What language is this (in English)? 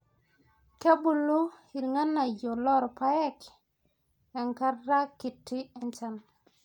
Masai